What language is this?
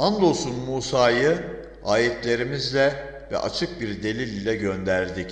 Turkish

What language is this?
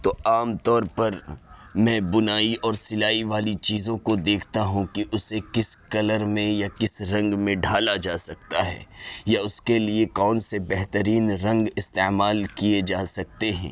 Urdu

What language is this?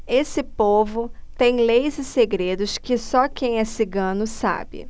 Portuguese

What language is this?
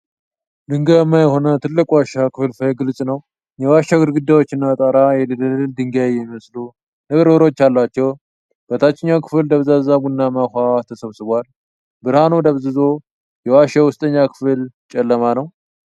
Amharic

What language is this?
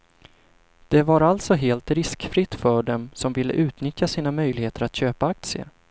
Swedish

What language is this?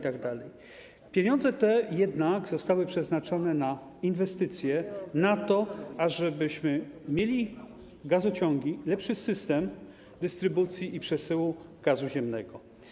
Polish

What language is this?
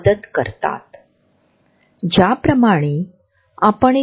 Marathi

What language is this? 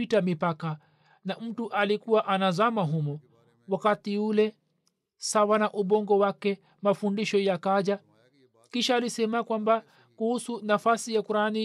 Swahili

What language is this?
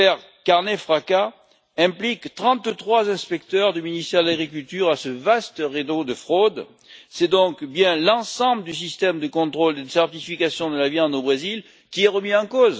French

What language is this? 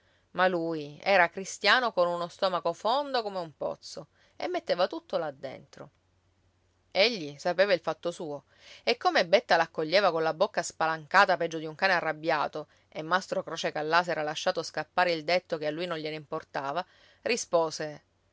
Italian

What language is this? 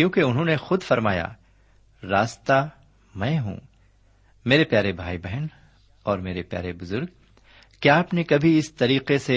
Urdu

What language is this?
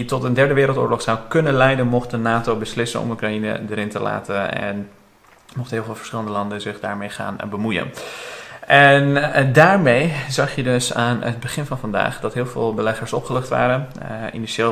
Dutch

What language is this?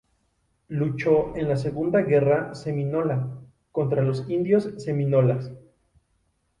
Spanish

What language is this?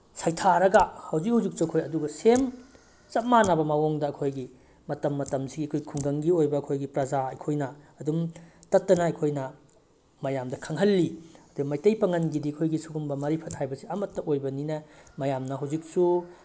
Manipuri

